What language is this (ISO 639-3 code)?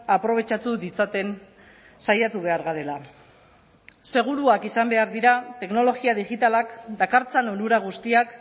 eus